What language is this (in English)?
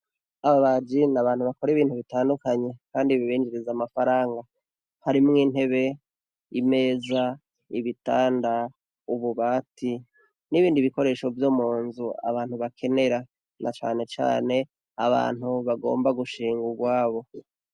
Rundi